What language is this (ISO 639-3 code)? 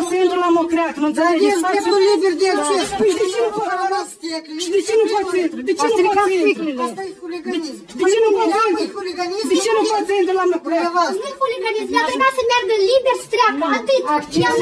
ron